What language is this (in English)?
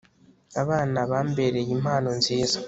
Kinyarwanda